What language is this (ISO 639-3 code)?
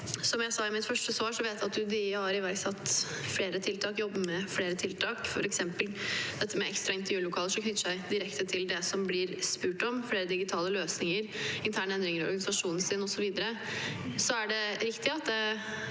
nor